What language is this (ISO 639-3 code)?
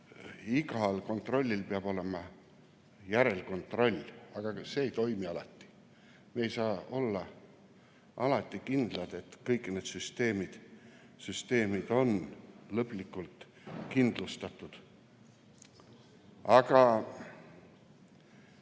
est